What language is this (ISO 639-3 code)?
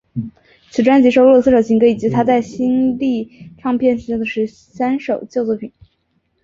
zho